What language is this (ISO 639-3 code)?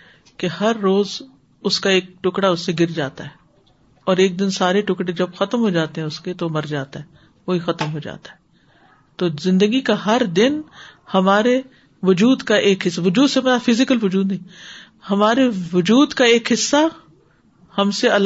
urd